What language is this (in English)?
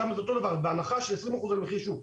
Hebrew